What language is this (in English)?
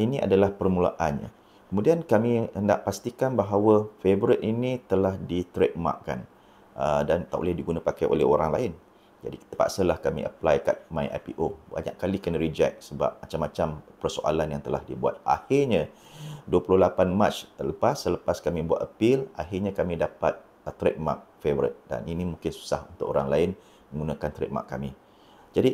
Malay